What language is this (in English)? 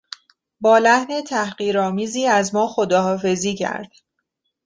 Persian